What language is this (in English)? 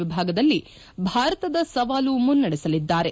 Kannada